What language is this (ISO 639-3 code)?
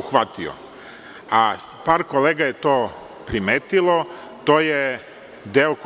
srp